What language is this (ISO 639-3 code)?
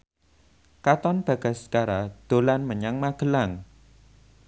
jav